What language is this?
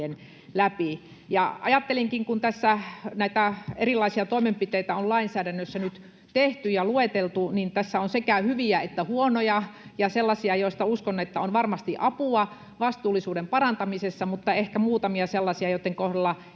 Finnish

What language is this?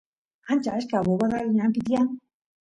Santiago del Estero Quichua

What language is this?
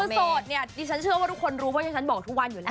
Thai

